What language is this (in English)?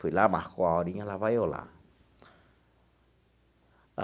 Portuguese